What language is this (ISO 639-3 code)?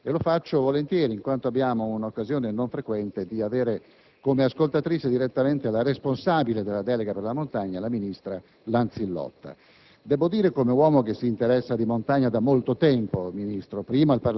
ita